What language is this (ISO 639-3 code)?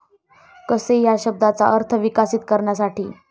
mar